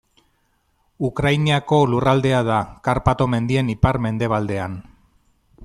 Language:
Basque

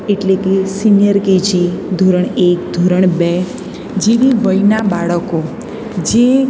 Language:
Gujarati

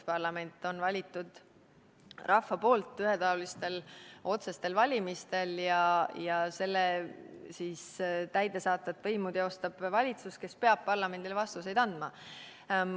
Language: Estonian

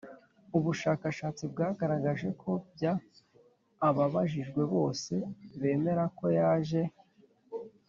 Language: Kinyarwanda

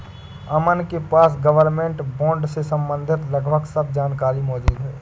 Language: Hindi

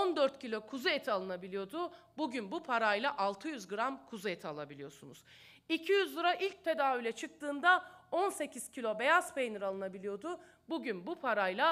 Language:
Turkish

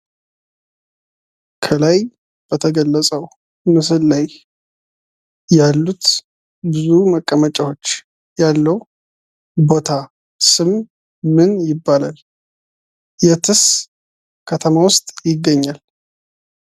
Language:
Amharic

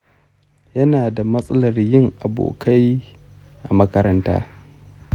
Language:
Hausa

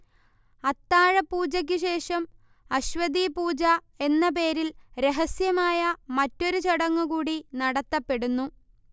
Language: Malayalam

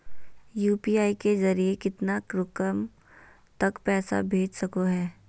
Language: Magahi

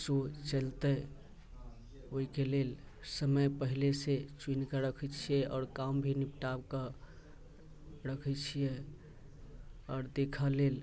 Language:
Maithili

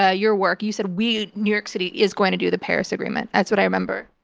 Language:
English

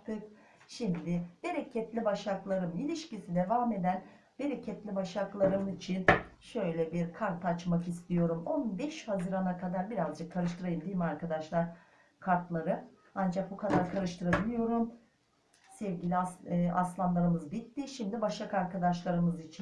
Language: Turkish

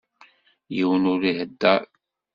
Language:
Kabyle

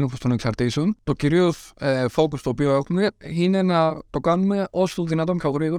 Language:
Greek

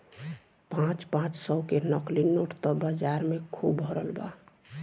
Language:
Bhojpuri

